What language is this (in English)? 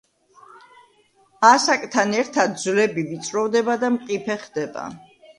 Georgian